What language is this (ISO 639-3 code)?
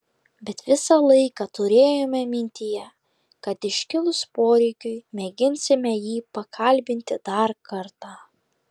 lit